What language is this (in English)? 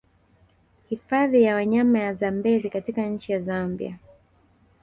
Swahili